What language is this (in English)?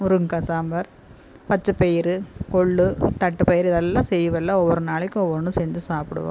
Tamil